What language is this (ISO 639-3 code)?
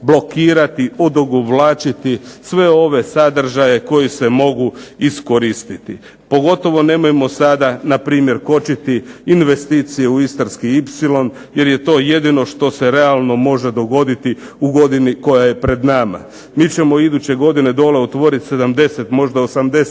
hrv